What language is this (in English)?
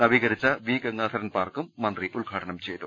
Malayalam